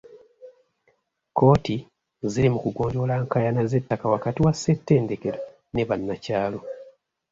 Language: Ganda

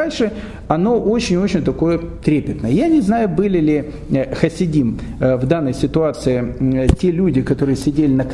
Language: Russian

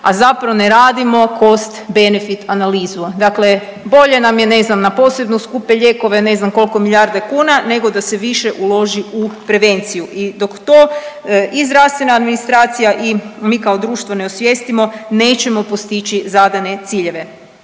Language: Croatian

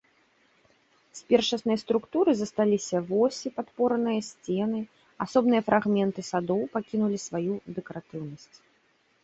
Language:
Belarusian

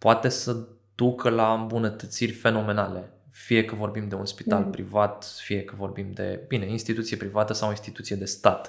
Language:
Romanian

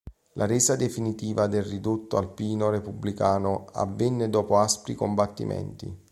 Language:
Italian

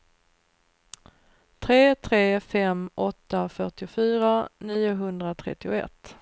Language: Swedish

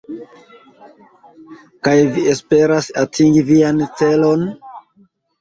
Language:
Esperanto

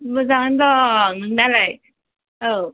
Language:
Bodo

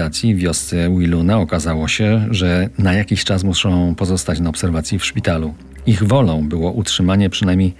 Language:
Polish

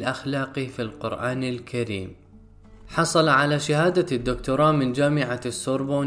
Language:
Arabic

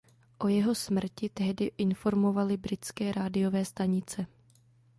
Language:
Czech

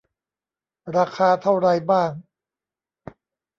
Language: Thai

